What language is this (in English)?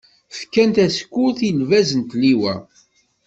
Kabyle